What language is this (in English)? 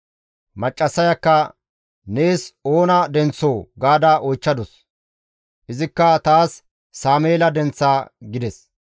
Gamo